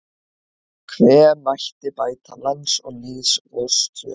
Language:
Icelandic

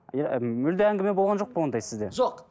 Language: Kazakh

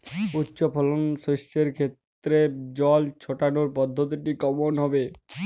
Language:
Bangla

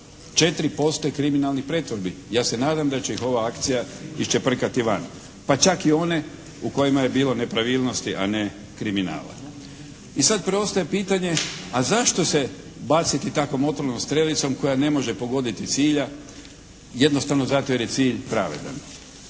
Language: Croatian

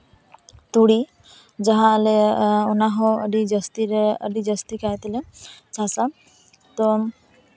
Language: Santali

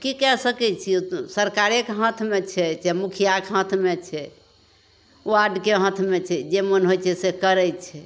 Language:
Maithili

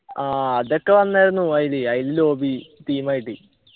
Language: Malayalam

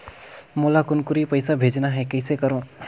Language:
Chhattisgarhi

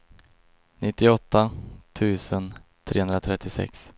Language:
Swedish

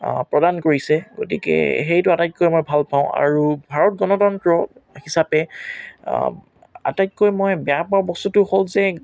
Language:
Assamese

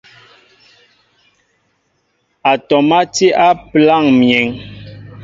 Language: Mbo (Cameroon)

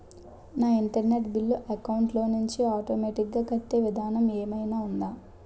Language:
Telugu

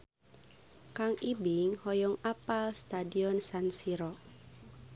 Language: Sundanese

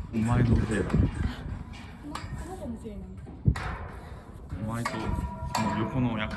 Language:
Japanese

